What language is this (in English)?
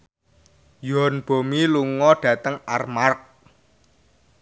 Javanese